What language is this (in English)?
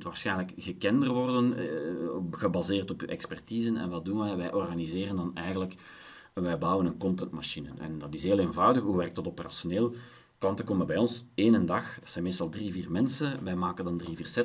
Dutch